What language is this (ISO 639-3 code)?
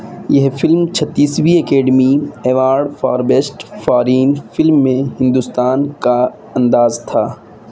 urd